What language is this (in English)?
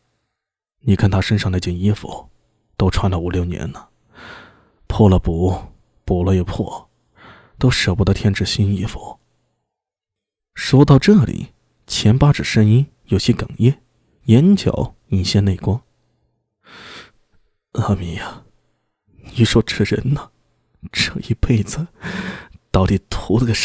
Chinese